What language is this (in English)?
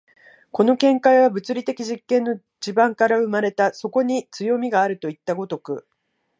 Japanese